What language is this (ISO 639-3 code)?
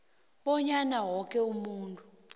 nbl